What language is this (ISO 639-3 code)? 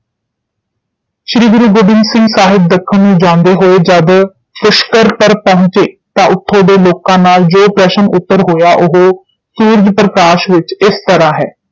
pan